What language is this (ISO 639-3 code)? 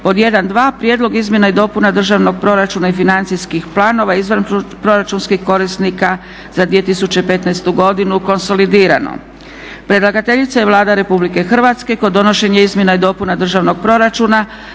hrv